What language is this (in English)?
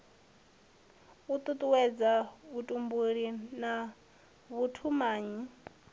Venda